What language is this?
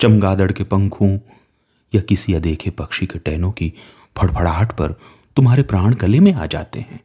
Hindi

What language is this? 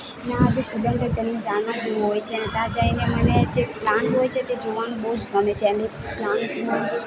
Gujarati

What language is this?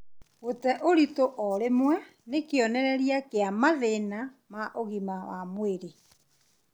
Kikuyu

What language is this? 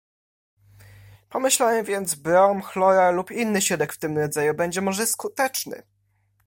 Polish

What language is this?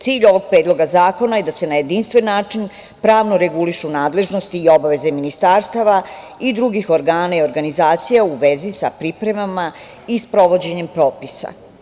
Serbian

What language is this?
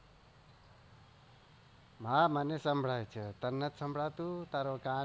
Gujarati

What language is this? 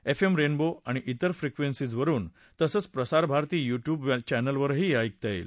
Marathi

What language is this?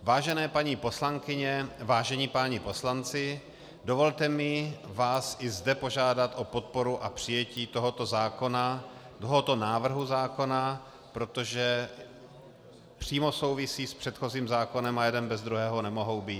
Czech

